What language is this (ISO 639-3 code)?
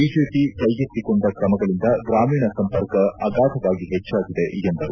kan